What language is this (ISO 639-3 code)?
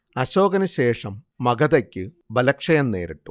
mal